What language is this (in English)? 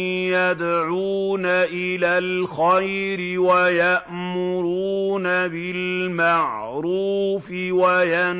Arabic